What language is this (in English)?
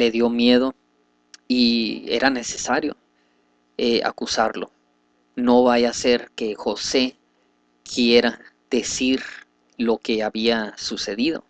Spanish